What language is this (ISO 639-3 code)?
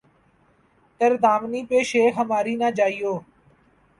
urd